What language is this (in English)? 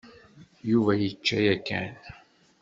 Kabyle